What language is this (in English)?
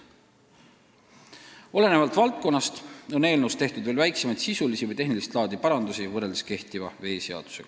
Estonian